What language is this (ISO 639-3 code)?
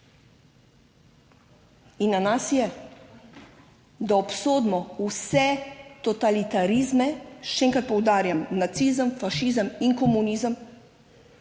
slv